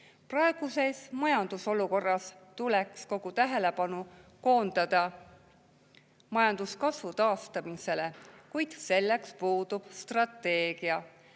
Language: Estonian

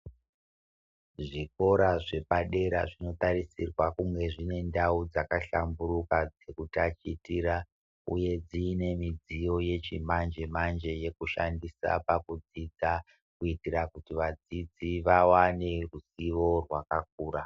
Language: Ndau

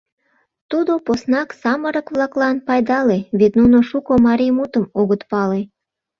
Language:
Mari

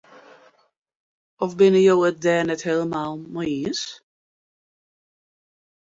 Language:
Western Frisian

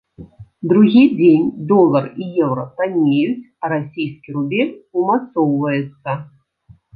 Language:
Belarusian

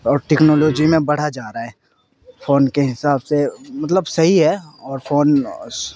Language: Urdu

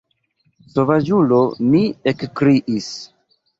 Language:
Esperanto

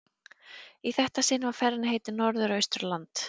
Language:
Icelandic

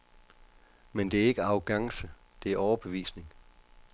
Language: Danish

